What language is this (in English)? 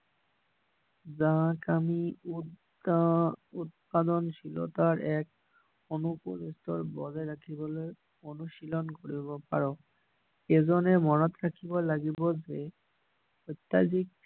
Assamese